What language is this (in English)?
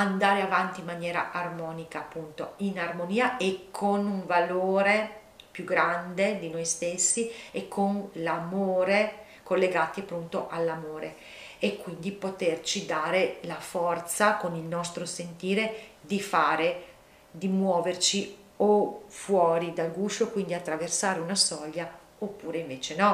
Italian